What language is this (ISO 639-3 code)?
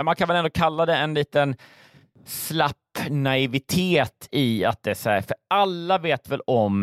swe